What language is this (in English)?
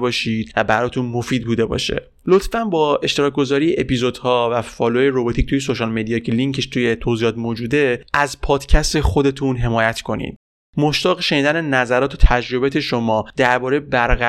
Persian